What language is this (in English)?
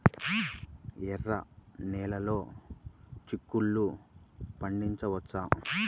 Telugu